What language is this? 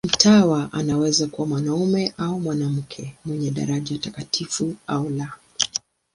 Swahili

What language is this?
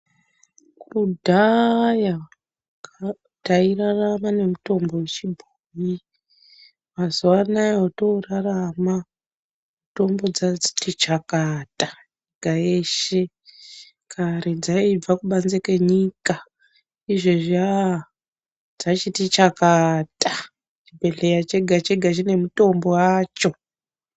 Ndau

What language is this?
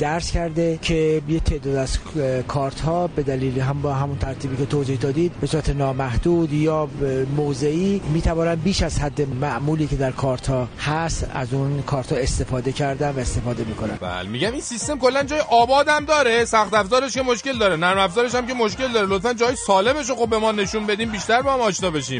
Persian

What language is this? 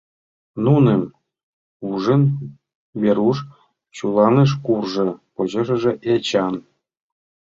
Mari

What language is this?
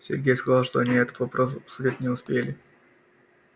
Russian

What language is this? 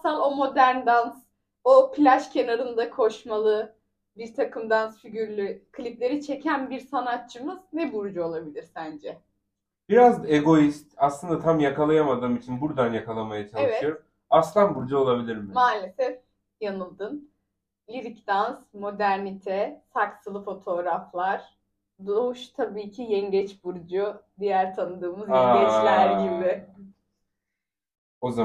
Turkish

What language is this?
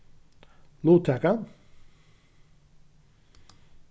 Faroese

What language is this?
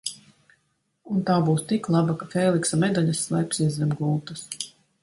Latvian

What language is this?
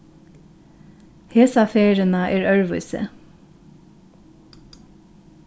Faroese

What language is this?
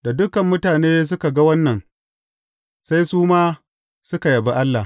Hausa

